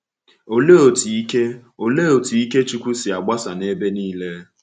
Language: Igbo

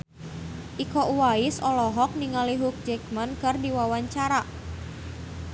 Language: Sundanese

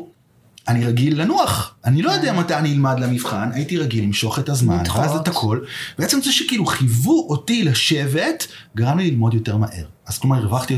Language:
Hebrew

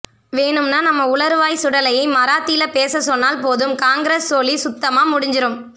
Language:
Tamil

